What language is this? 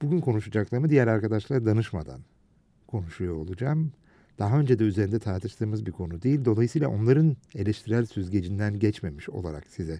Turkish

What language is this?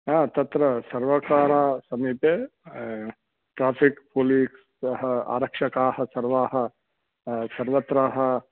Sanskrit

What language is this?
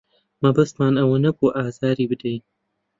Central Kurdish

